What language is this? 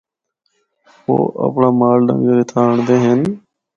Northern Hindko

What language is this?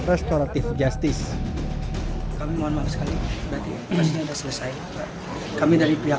Indonesian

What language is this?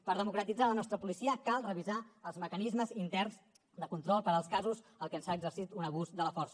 Catalan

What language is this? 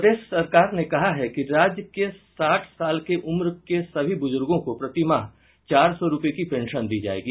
Hindi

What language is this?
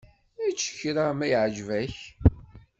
Kabyle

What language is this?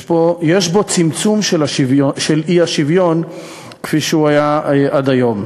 Hebrew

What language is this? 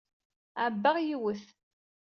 Kabyle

